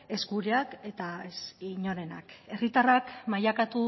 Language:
Basque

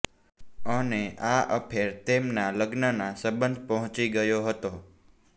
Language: Gujarati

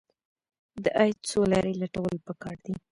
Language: Pashto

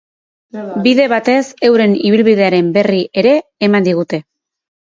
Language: Basque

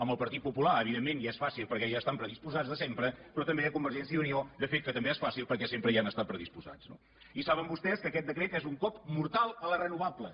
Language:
Catalan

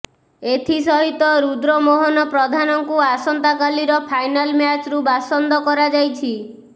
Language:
Odia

